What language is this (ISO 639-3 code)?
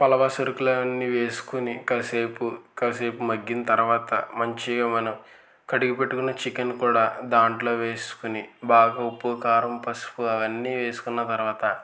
tel